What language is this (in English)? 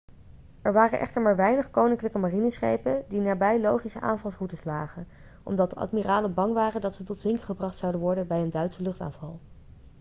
Dutch